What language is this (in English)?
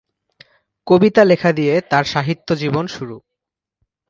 Bangla